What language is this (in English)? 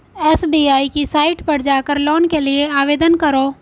Hindi